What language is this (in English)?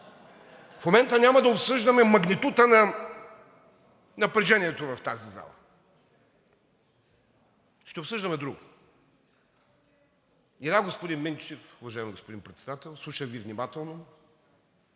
Bulgarian